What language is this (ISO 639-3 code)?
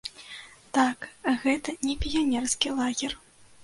bel